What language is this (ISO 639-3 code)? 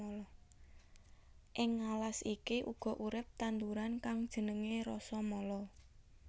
jav